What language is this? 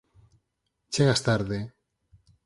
Galician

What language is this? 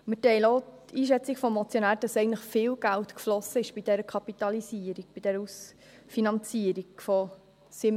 Swiss German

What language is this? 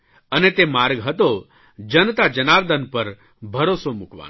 Gujarati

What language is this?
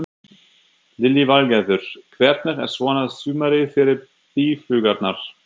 Icelandic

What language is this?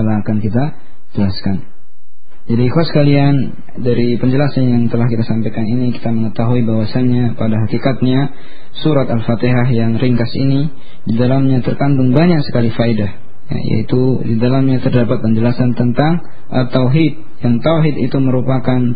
Indonesian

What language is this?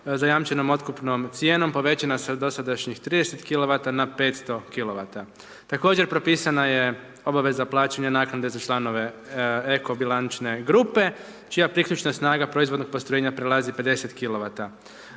Croatian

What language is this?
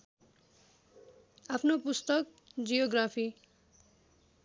Nepali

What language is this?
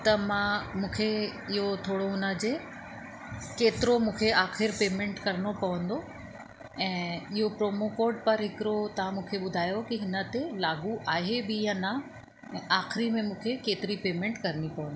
Sindhi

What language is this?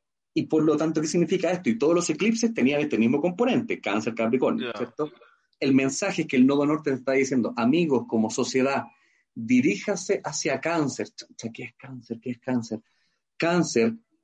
Spanish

